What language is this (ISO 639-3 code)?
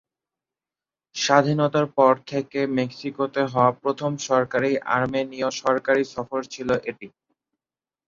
ben